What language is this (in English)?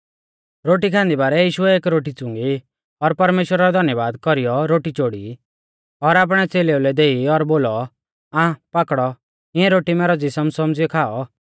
Mahasu Pahari